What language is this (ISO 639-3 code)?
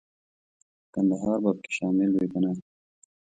pus